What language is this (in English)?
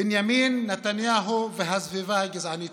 Hebrew